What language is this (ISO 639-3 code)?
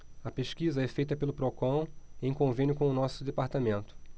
por